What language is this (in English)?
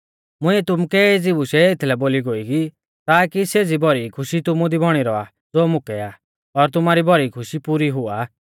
Mahasu Pahari